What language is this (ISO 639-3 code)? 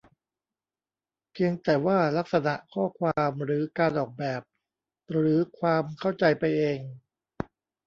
tha